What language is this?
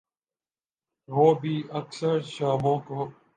Urdu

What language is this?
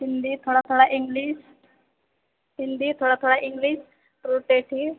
Maithili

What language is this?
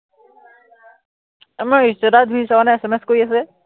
Assamese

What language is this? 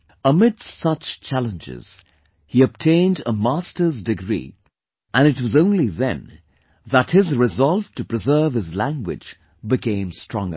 English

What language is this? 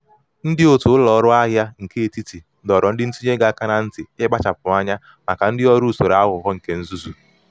Igbo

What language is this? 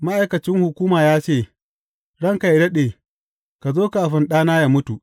Hausa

